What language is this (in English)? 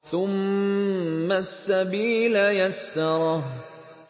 Arabic